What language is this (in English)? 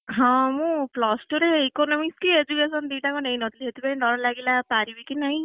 Odia